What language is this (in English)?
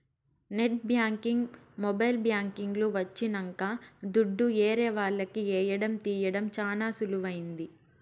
Telugu